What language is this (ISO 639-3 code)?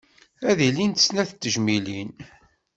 kab